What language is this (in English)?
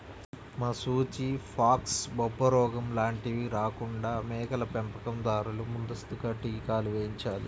Telugu